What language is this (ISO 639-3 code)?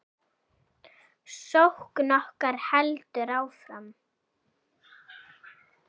isl